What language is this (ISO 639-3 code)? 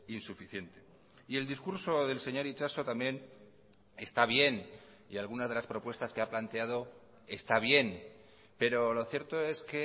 spa